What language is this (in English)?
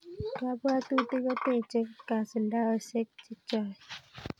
Kalenjin